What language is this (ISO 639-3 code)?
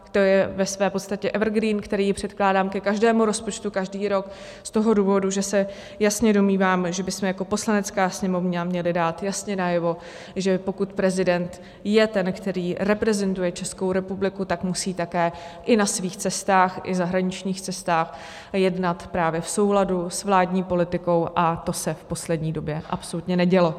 ces